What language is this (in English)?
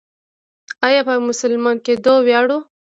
Pashto